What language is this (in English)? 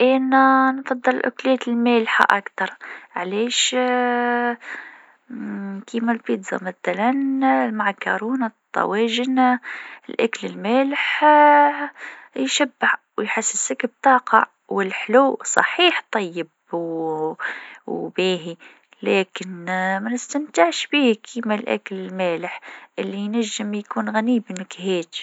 Tunisian Arabic